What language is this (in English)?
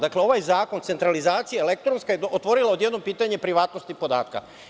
Serbian